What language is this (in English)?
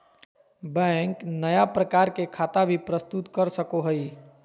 Magahi